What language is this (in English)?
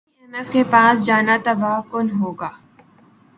Urdu